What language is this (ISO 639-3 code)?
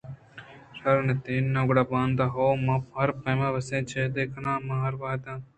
bgp